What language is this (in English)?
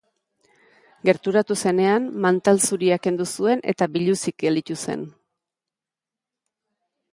Basque